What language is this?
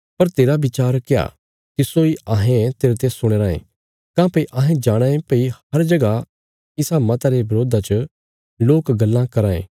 Bilaspuri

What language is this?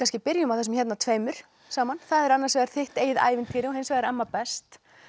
Icelandic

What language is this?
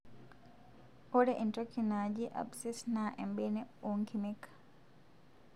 Masai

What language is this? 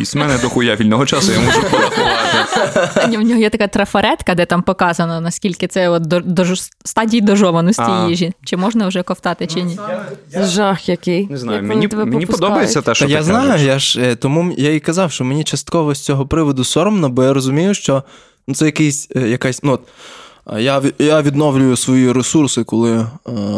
Ukrainian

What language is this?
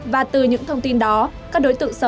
Vietnamese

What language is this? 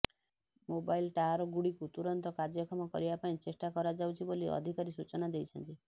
Odia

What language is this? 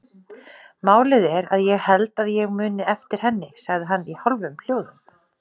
Icelandic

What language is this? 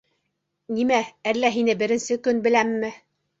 Bashkir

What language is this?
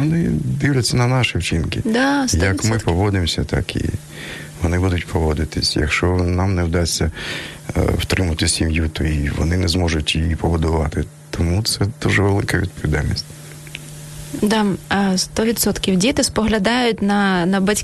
Ukrainian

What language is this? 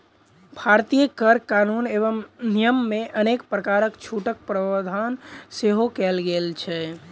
Maithili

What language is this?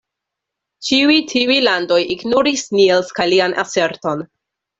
Esperanto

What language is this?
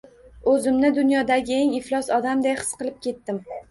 Uzbek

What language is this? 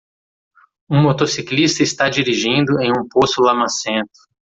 Portuguese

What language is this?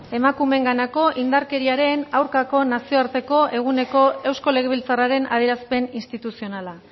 Basque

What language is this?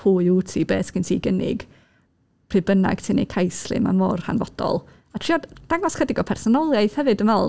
Welsh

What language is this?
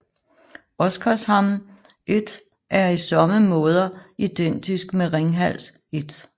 Danish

